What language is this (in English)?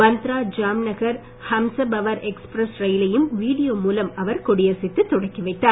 Tamil